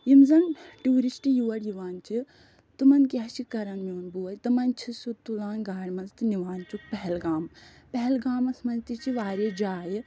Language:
Kashmiri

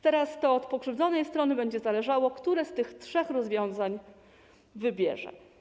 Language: Polish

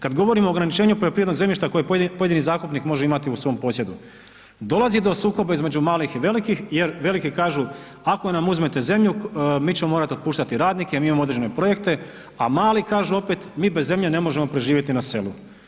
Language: Croatian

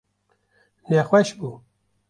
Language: Kurdish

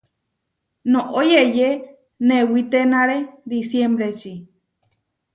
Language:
Huarijio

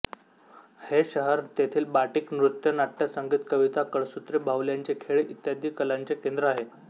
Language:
Marathi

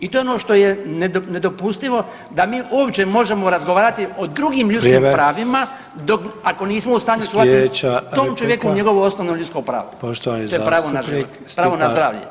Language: Croatian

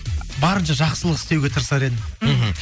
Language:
Kazakh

